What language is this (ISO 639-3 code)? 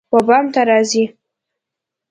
pus